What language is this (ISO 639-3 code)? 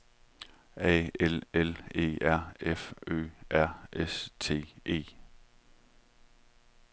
dan